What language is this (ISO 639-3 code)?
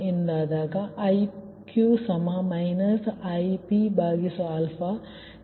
kan